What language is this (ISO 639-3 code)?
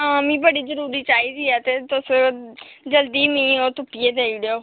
doi